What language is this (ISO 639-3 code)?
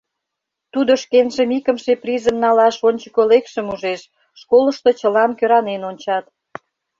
chm